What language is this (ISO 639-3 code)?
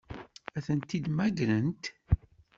kab